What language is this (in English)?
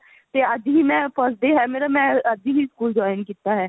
Punjabi